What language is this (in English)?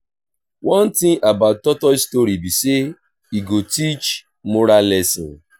Nigerian Pidgin